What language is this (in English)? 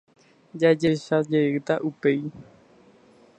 Guarani